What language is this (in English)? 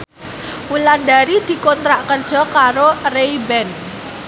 Javanese